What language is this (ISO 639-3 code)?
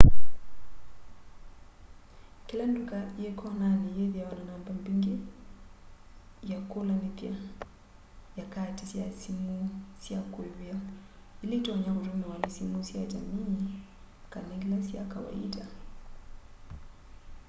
kam